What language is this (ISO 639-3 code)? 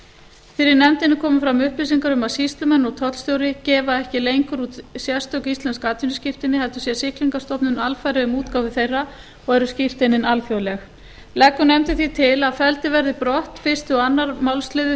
isl